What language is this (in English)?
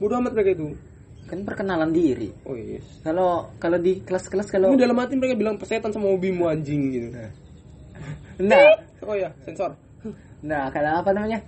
Indonesian